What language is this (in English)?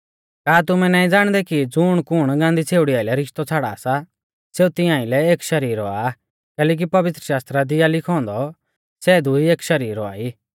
Mahasu Pahari